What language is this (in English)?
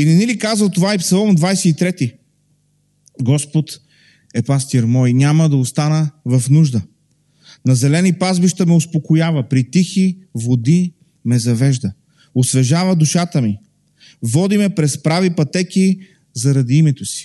Bulgarian